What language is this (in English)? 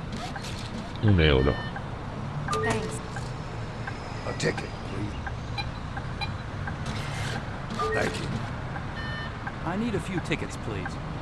Spanish